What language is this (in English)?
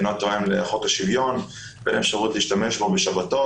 Hebrew